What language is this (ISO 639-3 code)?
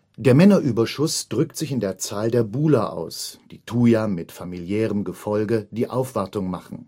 deu